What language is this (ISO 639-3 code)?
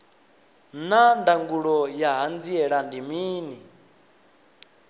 ven